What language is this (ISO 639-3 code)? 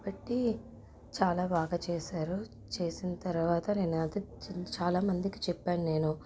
tel